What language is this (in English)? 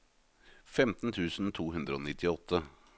Norwegian